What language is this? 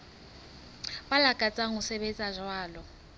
Southern Sotho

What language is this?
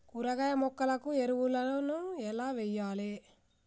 Telugu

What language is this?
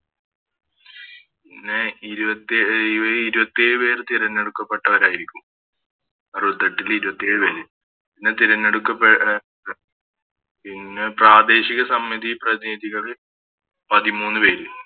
Malayalam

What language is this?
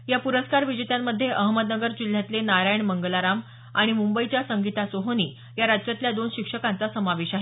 Marathi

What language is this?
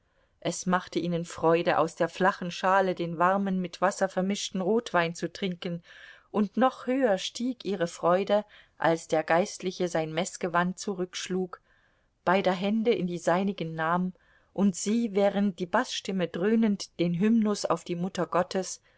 German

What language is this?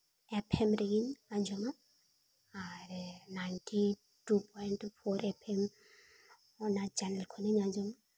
Santali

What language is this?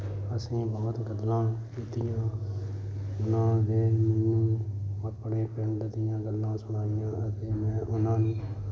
Punjabi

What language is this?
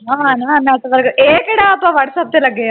Punjabi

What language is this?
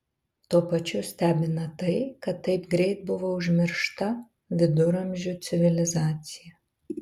Lithuanian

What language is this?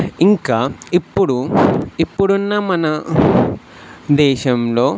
Telugu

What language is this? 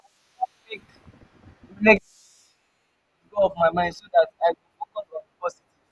Nigerian Pidgin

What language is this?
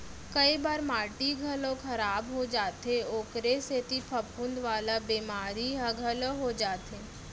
Chhattisgarhi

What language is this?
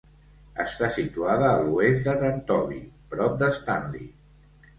Catalan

